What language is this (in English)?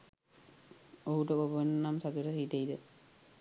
Sinhala